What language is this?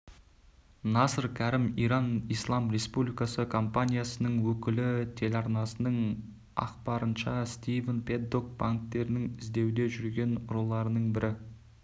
Kazakh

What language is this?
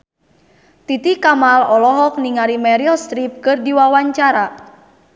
Sundanese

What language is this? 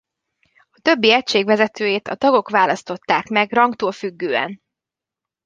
Hungarian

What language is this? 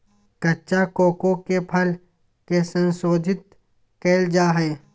Magahi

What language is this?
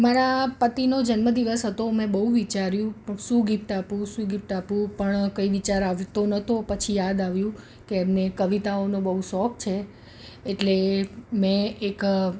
Gujarati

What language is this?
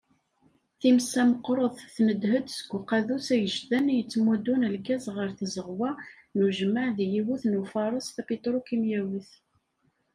Kabyle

